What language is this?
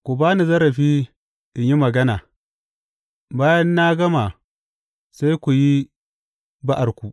Hausa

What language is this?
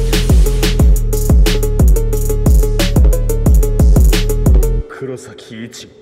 Japanese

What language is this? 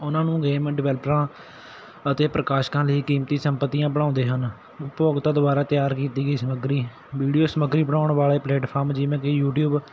Punjabi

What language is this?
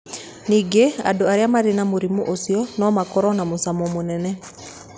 Kikuyu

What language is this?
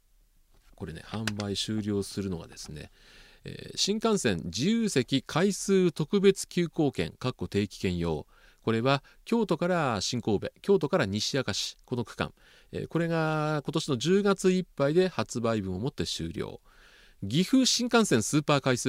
Japanese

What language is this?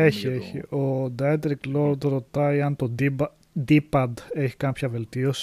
Greek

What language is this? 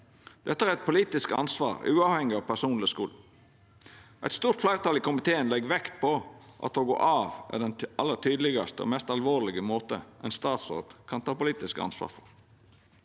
Norwegian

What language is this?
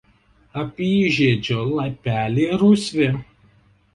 Lithuanian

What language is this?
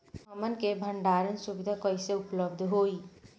Bhojpuri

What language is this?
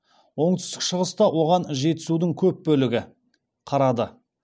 Kazakh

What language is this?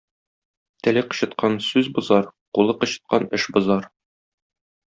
Tatar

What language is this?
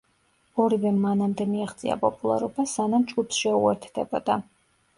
Georgian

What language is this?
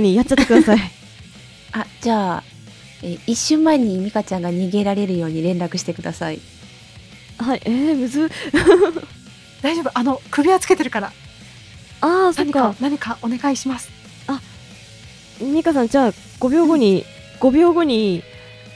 Japanese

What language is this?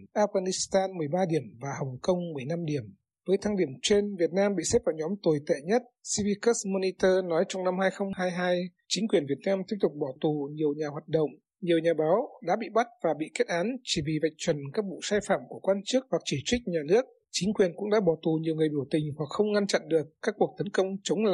Vietnamese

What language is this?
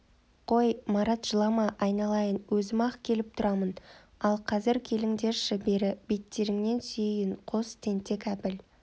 Kazakh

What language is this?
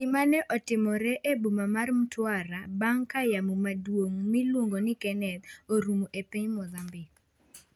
Luo (Kenya and Tanzania)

